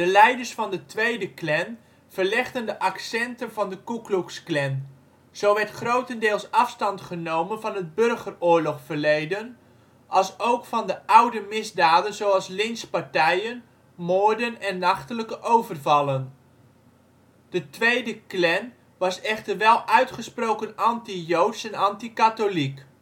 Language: Dutch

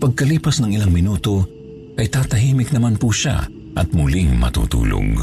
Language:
Filipino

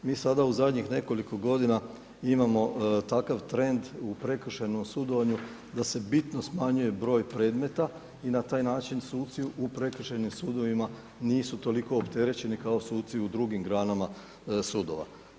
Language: Croatian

